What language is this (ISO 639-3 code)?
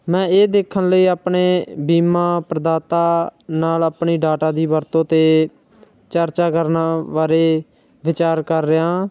pan